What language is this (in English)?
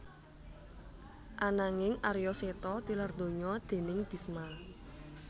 Javanese